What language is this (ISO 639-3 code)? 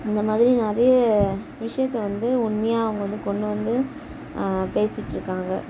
tam